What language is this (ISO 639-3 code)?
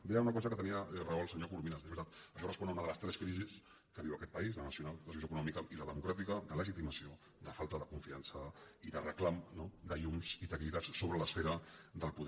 cat